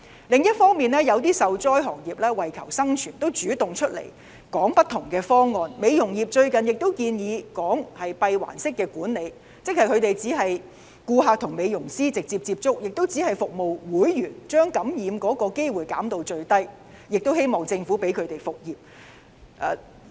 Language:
Cantonese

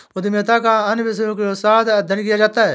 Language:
Hindi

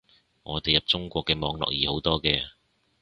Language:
Cantonese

